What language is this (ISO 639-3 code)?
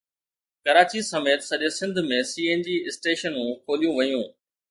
snd